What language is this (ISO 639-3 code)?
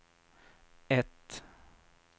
swe